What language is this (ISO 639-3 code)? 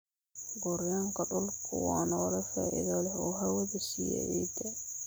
som